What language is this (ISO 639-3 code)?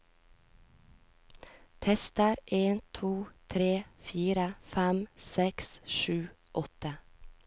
nor